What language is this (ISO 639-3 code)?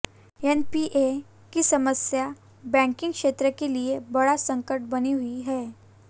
hin